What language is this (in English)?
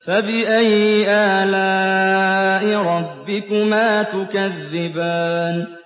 Arabic